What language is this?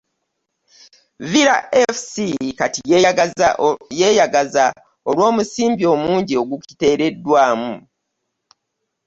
Ganda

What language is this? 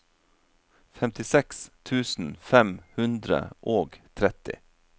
Norwegian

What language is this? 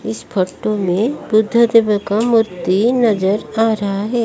Hindi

